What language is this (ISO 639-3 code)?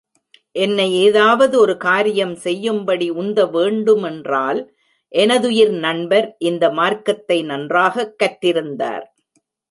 tam